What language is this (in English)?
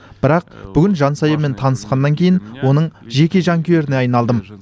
Kazakh